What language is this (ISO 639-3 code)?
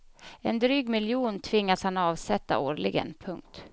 swe